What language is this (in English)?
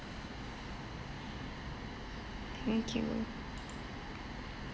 English